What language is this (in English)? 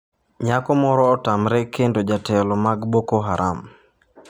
Luo (Kenya and Tanzania)